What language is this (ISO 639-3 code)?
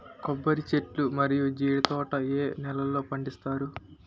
tel